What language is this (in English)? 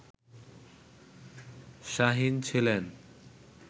Bangla